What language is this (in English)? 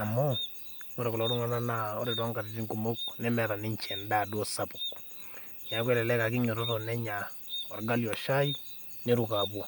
Masai